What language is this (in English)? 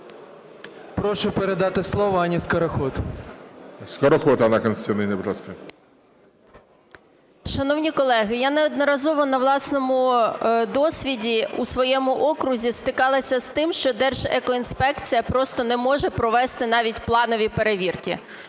Ukrainian